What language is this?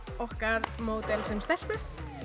Icelandic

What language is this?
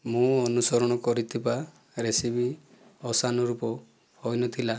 Odia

